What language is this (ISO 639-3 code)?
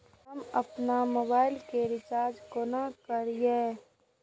mai